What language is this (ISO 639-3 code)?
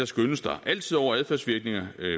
dan